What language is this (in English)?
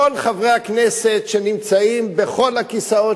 Hebrew